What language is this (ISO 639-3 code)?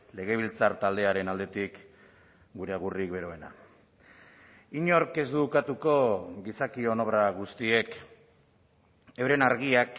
eus